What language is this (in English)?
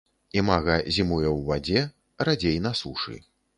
Belarusian